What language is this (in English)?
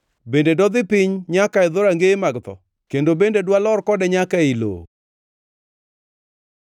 Luo (Kenya and Tanzania)